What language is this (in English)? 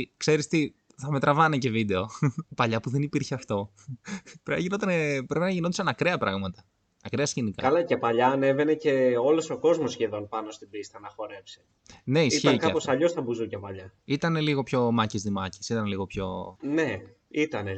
Greek